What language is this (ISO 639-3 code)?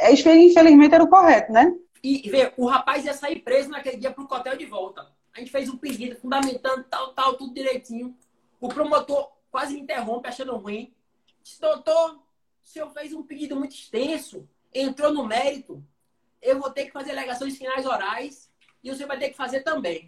por